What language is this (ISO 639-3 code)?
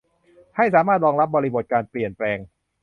tha